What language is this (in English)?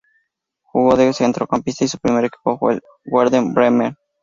Spanish